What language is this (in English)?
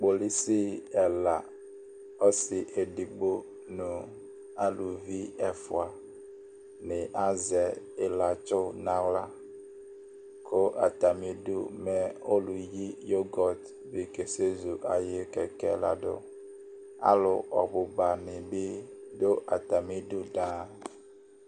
Ikposo